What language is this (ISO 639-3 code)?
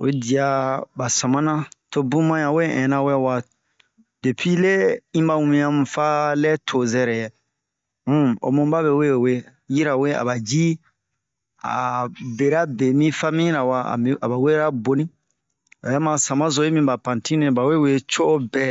bmq